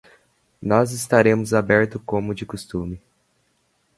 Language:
Portuguese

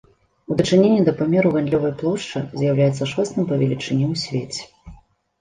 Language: Belarusian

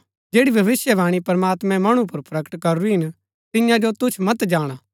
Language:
Gaddi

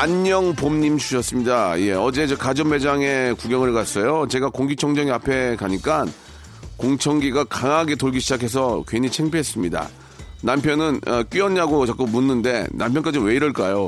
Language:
Korean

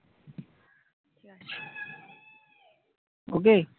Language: Bangla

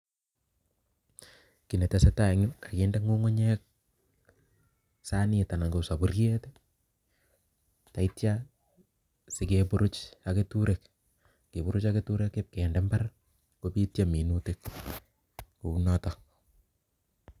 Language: Kalenjin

